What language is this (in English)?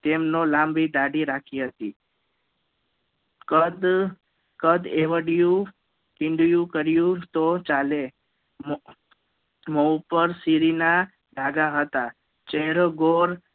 Gujarati